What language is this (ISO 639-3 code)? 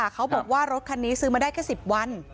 tha